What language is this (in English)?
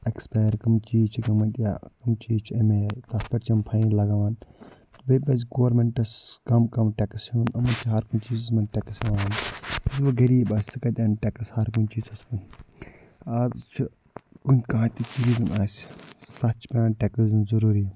Kashmiri